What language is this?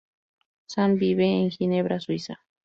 Spanish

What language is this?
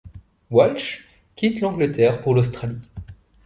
French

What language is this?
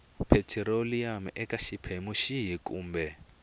Tsonga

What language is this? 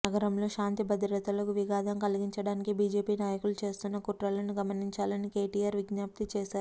Telugu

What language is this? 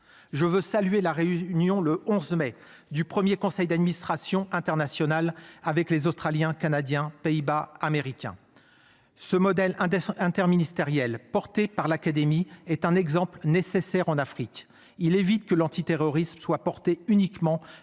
French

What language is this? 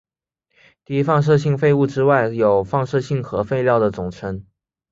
Chinese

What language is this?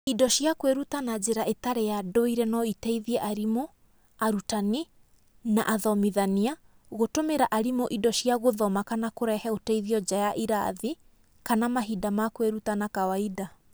Kikuyu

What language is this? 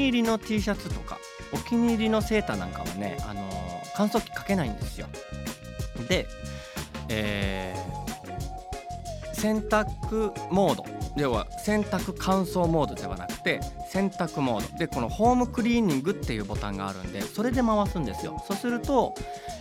Japanese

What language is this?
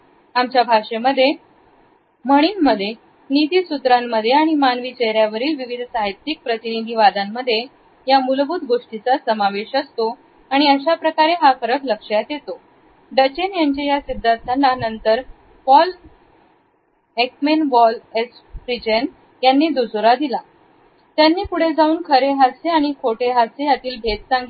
Marathi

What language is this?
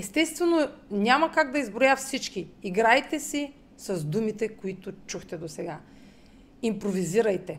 Bulgarian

